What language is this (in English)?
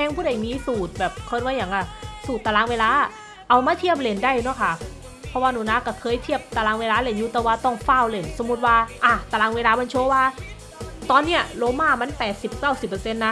Thai